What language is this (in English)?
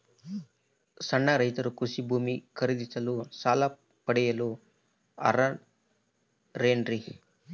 Kannada